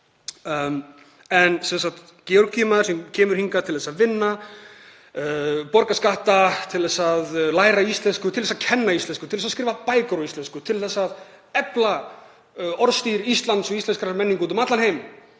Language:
Icelandic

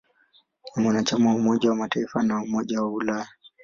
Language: Swahili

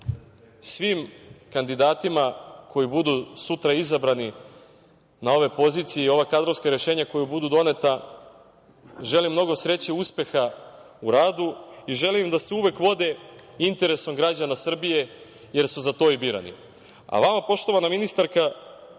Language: Serbian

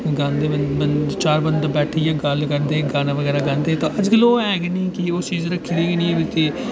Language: Dogri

